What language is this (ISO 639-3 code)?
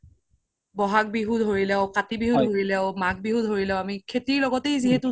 asm